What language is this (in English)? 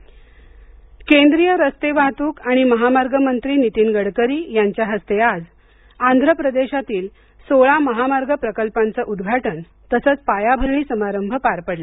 Marathi